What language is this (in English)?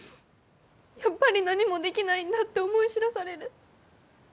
Japanese